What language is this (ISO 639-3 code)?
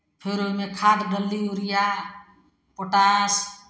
mai